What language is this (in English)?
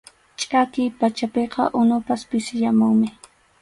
Arequipa-La Unión Quechua